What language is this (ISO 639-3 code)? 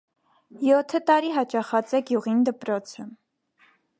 hye